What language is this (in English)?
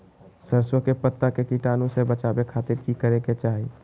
Magahi